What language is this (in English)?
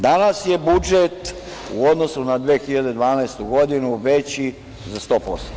Serbian